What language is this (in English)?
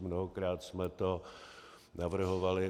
Czech